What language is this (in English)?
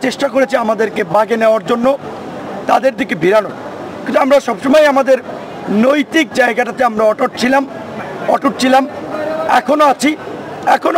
Turkish